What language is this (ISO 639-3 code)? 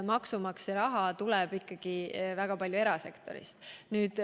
est